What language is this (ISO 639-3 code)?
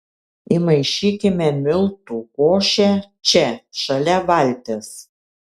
lit